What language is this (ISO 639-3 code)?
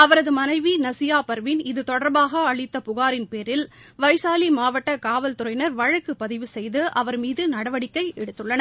tam